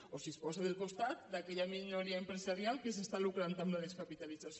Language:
Catalan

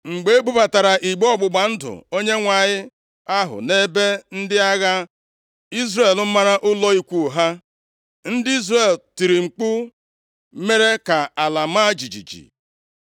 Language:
Igbo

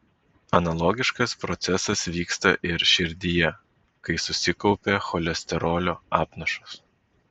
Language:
Lithuanian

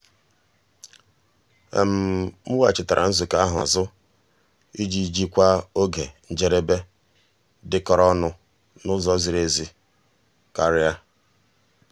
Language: Igbo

